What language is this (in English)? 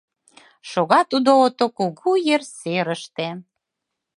Mari